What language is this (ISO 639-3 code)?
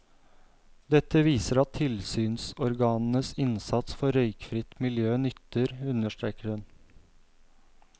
nor